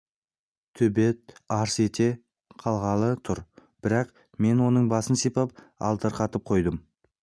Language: Kazakh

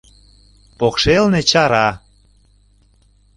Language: Mari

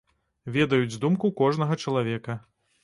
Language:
Belarusian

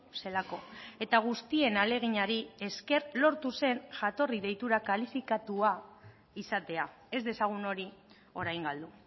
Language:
Basque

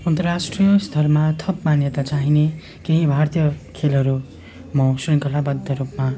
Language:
Nepali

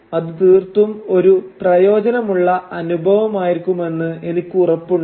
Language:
Malayalam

